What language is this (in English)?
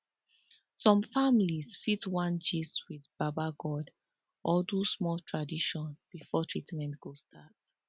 Nigerian Pidgin